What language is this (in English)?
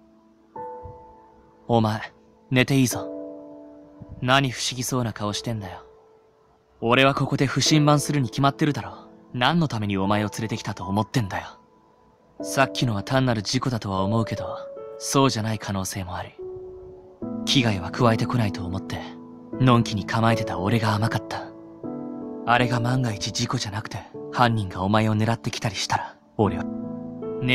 Japanese